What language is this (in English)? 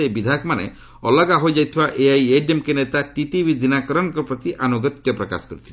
Odia